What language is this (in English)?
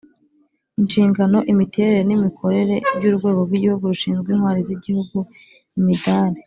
Kinyarwanda